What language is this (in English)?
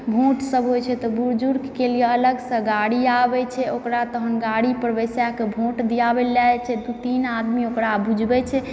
Maithili